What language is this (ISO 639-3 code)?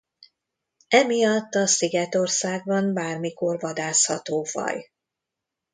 hun